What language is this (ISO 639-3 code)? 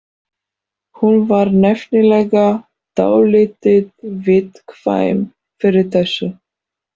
isl